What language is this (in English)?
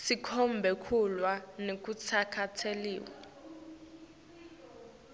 Swati